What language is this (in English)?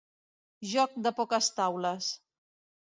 Catalan